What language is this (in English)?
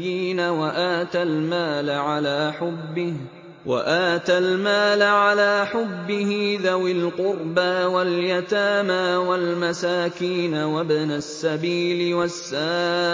Arabic